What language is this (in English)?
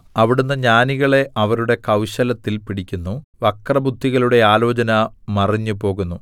Malayalam